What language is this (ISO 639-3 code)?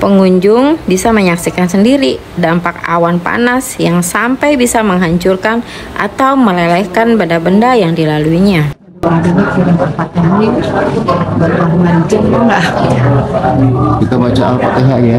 ind